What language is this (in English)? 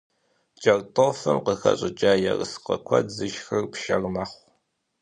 Kabardian